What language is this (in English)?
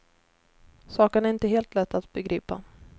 Swedish